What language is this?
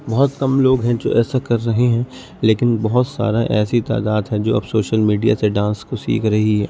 Urdu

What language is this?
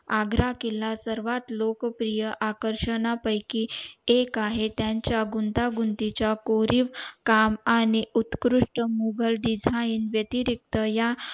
Marathi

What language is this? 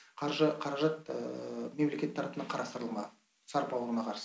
Kazakh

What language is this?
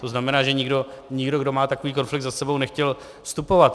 Czech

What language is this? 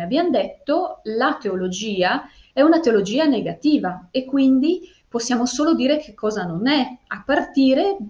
Italian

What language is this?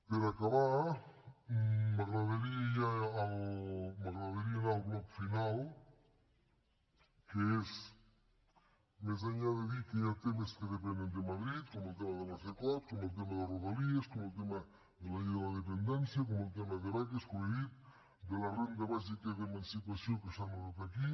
Catalan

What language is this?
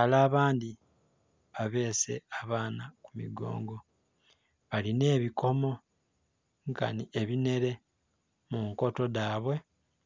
Soga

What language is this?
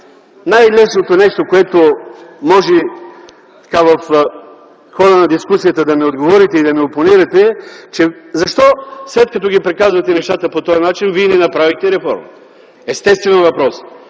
Bulgarian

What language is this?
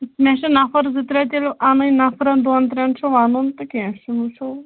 Kashmiri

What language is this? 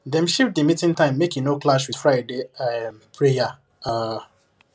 Nigerian Pidgin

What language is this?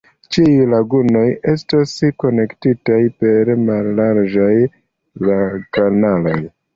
Esperanto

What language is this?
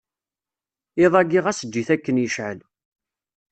Kabyle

